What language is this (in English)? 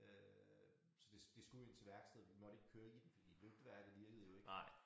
Danish